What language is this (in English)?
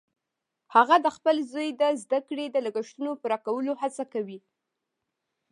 Pashto